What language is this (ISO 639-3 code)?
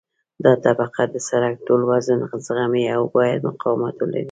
pus